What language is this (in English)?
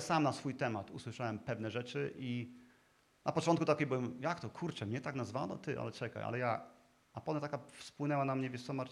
Polish